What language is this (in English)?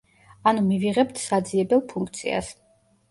Georgian